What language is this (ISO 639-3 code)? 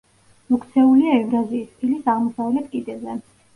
kat